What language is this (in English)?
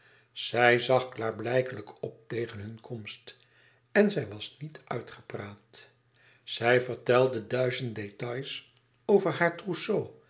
Dutch